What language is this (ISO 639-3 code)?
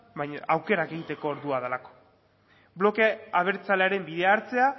eus